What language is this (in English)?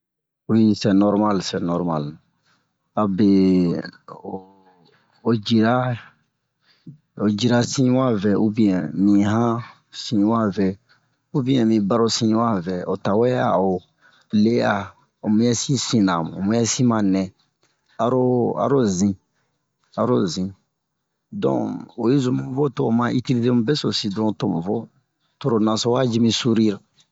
Bomu